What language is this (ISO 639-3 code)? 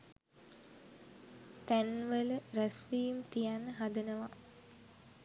sin